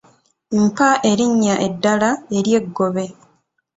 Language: Ganda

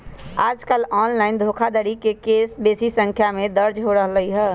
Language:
Magahi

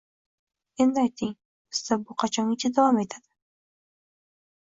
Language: Uzbek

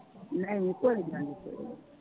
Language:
Punjabi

